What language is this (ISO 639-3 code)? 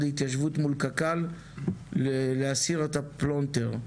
heb